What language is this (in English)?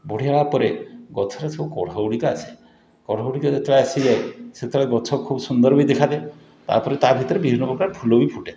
Odia